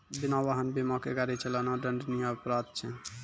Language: Maithili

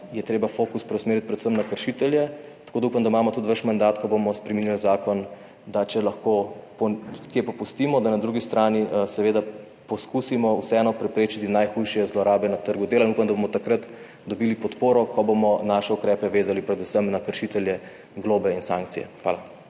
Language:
Slovenian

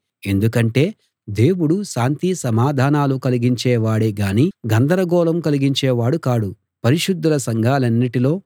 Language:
Telugu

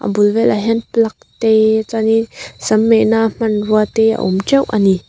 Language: Mizo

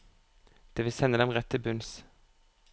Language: Norwegian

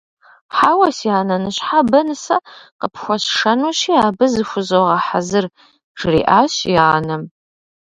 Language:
Kabardian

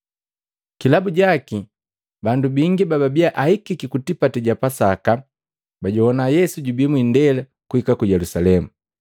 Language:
Matengo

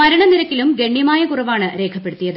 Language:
Malayalam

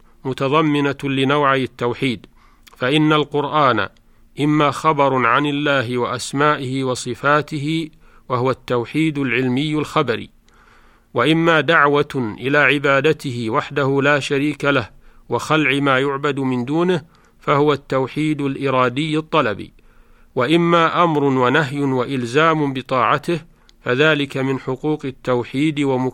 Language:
Arabic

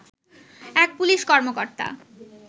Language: Bangla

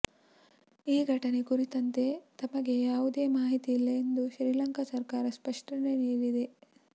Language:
Kannada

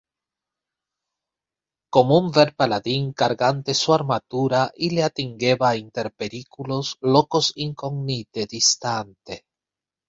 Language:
Interlingua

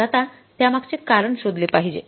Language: Marathi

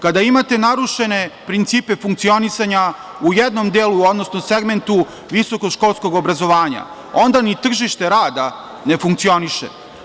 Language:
Serbian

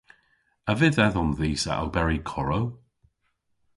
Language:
Cornish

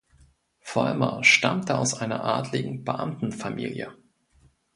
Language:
German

